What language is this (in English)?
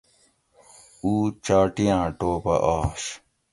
Gawri